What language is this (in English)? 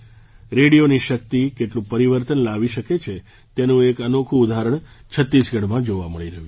Gujarati